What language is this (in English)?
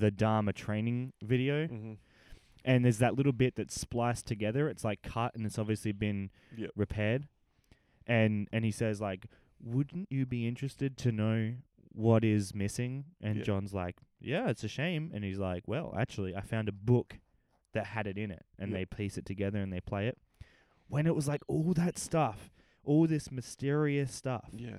English